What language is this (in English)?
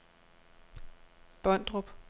Danish